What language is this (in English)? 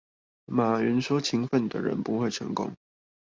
Chinese